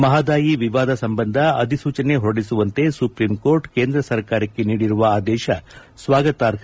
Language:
Kannada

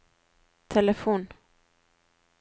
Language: Norwegian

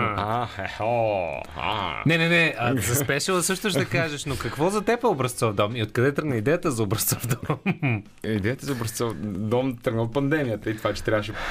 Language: Bulgarian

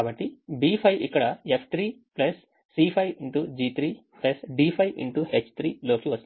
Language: Telugu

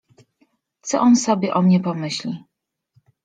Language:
Polish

